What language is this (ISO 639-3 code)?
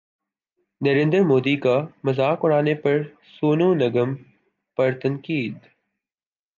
urd